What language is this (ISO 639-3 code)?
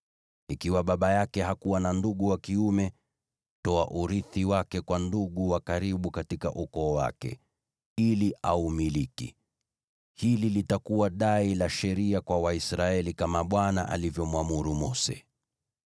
swa